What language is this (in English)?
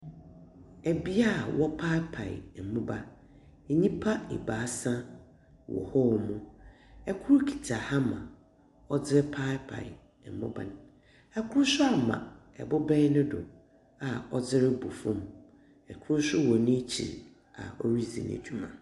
Akan